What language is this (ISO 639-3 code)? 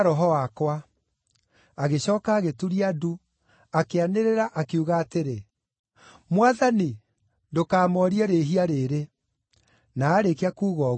kik